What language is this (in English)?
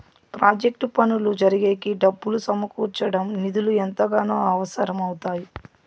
Telugu